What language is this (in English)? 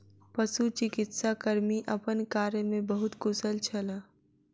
Maithili